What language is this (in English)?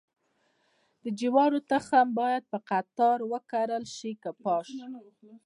Pashto